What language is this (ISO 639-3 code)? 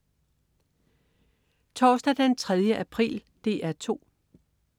dan